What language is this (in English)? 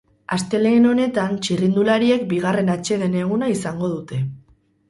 Basque